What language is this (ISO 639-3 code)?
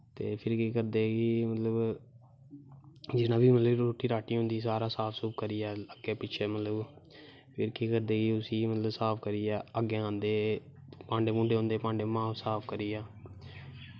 doi